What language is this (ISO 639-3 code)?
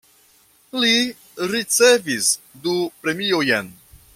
epo